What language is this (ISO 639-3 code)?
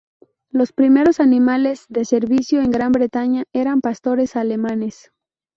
spa